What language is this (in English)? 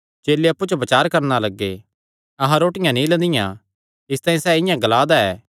Kangri